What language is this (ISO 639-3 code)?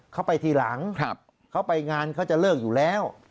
tha